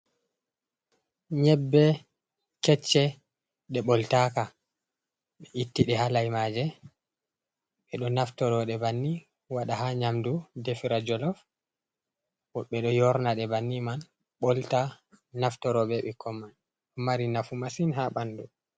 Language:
Fula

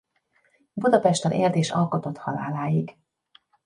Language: Hungarian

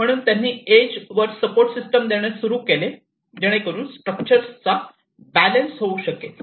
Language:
Marathi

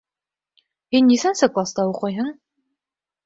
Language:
Bashkir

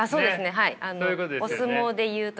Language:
Japanese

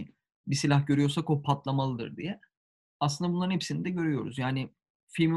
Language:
Turkish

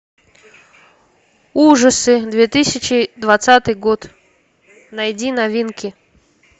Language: Russian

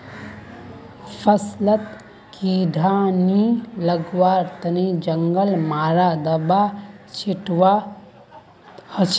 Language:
Magahi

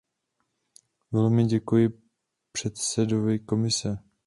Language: Czech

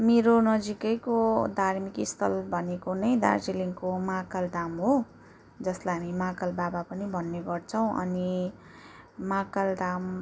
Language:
Nepali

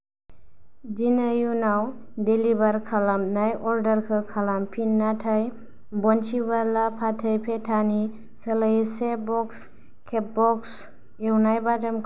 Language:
Bodo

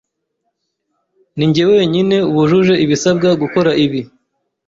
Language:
Kinyarwanda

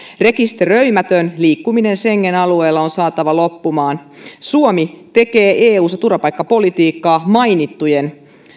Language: Finnish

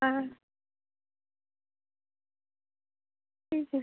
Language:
Hindi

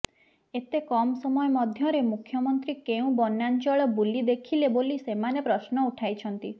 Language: Odia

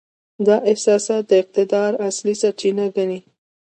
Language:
Pashto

